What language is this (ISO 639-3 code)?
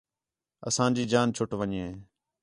xhe